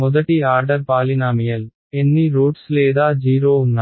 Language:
Telugu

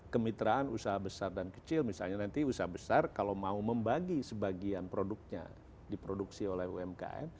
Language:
Indonesian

